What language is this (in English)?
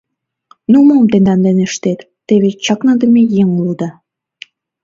Mari